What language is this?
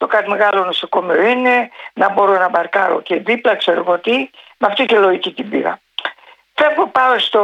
Greek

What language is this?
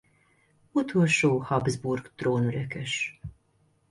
Hungarian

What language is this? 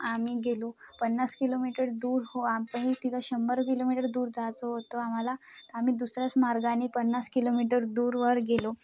Marathi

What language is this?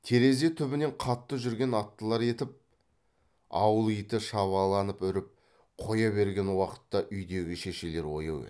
Kazakh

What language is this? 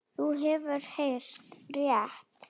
Icelandic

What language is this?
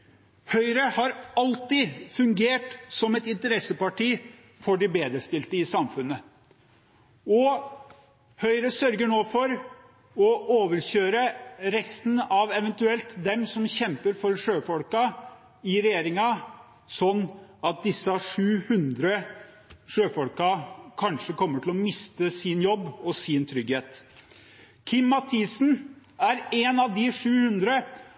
Norwegian Bokmål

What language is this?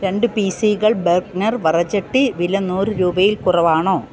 Malayalam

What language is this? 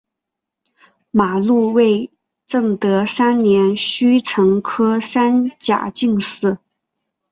Chinese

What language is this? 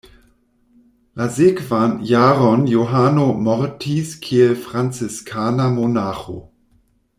Esperanto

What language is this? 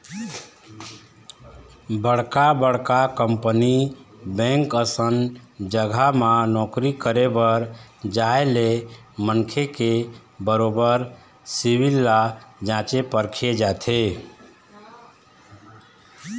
Chhattisgarhi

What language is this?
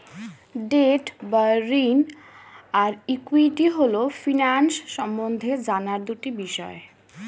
Bangla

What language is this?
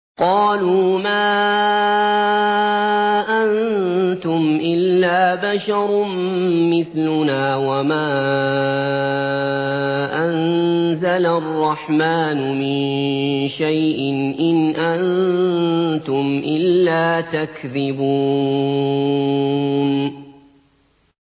Arabic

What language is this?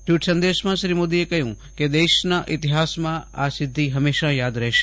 Gujarati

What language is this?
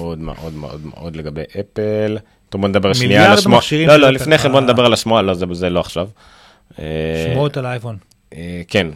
Hebrew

